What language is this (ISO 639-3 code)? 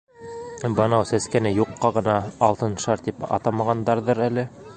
bak